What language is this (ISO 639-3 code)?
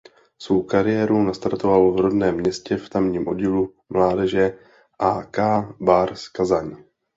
ces